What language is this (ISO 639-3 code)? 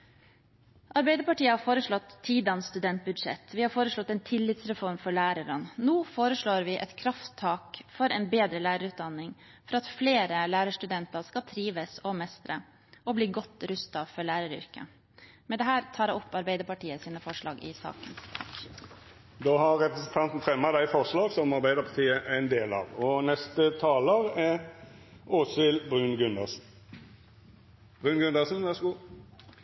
nor